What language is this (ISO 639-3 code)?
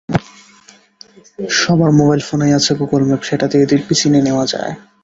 ben